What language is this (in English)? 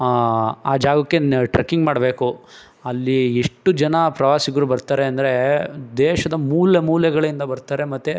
Kannada